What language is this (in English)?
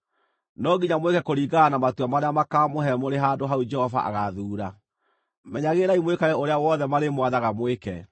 Kikuyu